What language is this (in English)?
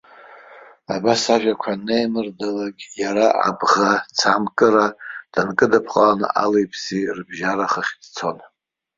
Abkhazian